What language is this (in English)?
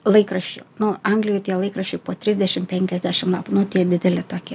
Lithuanian